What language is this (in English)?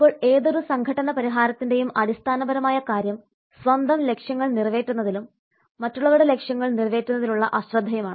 Malayalam